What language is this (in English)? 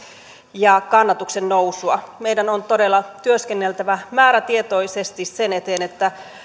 Finnish